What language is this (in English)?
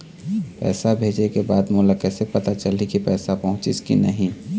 Chhattisgarhi